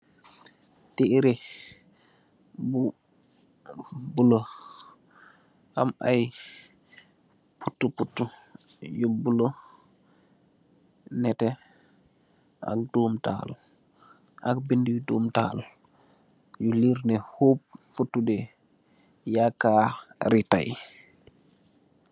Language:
Wolof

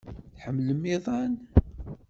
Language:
Kabyle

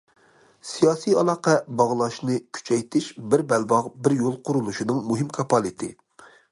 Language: Uyghur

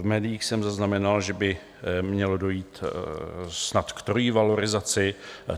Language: Czech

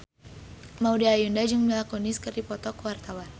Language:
Sundanese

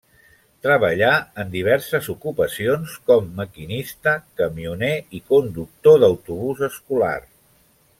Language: Catalan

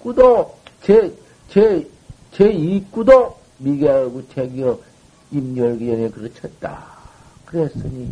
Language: Korean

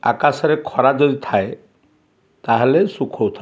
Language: Odia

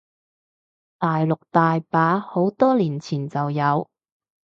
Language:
Cantonese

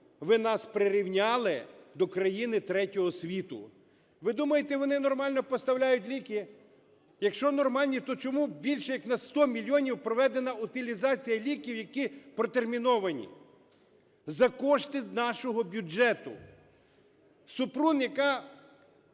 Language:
Ukrainian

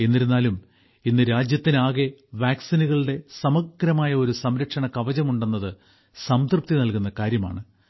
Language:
Malayalam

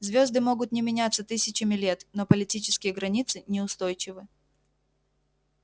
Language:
Russian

